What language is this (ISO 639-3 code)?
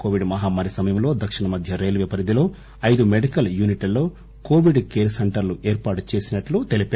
tel